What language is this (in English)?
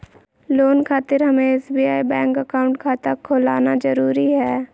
Magahi